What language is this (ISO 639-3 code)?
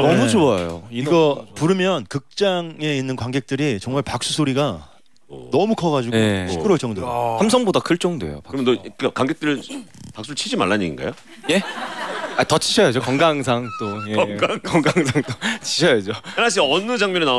kor